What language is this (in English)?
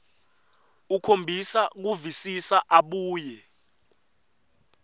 Swati